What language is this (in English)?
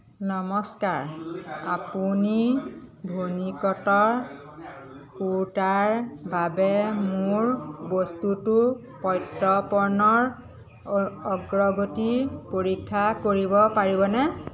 Assamese